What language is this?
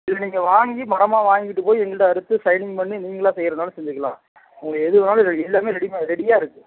Tamil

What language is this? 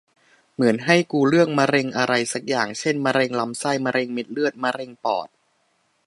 Thai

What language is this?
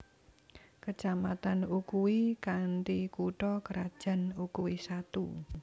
Javanese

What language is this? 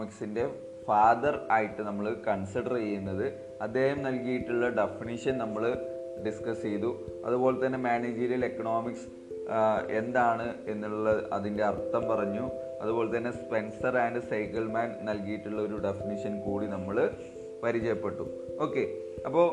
Malayalam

